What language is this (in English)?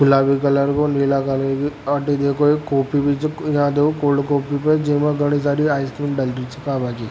Rajasthani